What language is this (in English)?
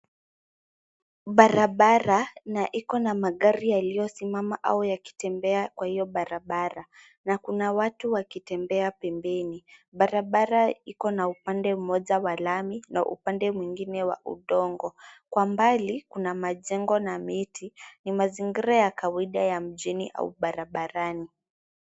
Swahili